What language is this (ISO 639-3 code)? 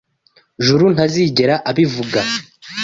kin